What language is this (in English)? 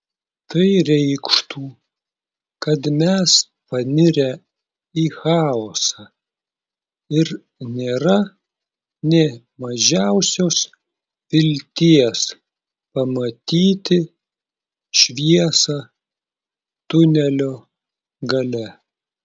Lithuanian